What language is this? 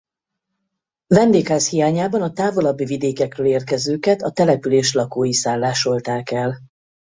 Hungarian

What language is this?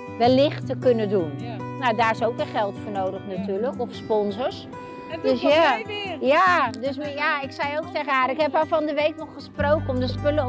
Dutch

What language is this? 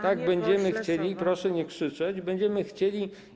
Polish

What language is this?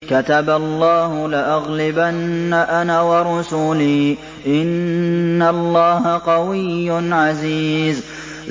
Arabic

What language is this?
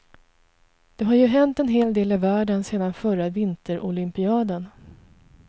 Swedish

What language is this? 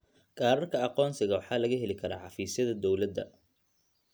Somali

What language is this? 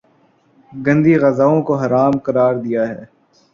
Urdu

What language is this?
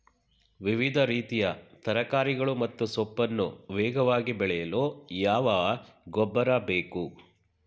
Kannada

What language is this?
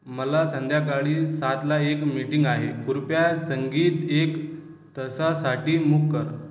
Marathi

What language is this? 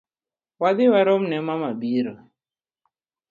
Luo (Kenya and Tanzania)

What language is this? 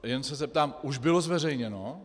Czech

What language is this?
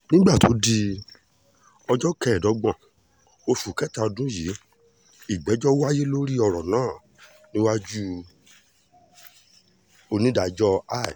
Yoruba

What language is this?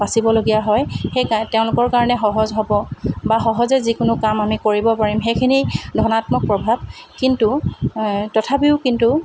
Assamese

